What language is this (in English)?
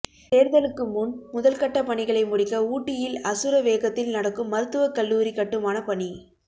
Tamil